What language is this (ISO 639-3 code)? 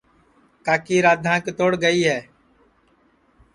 ssi